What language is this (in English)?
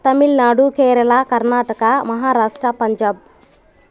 Telugu